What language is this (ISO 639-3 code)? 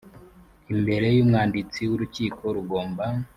kin